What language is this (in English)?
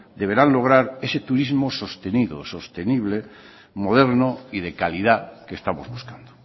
Spanish